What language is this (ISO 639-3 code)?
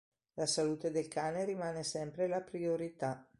ita